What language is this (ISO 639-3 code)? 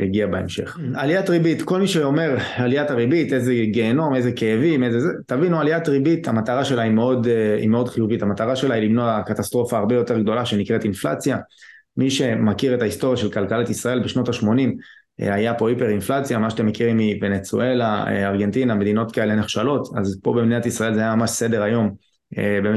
heb